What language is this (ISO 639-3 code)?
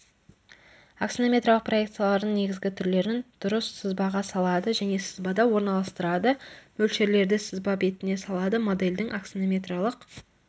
kaz